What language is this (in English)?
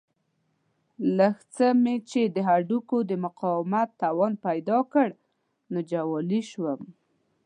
Pashto